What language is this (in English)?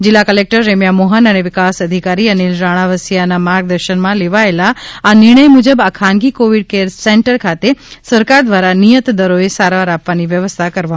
Gujarati